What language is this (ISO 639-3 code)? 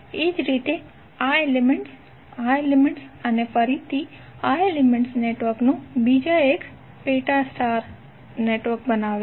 guj